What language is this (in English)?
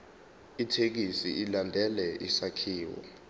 Zulu